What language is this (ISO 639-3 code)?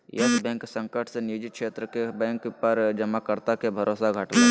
mag